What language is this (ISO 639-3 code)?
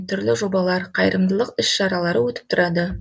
kaz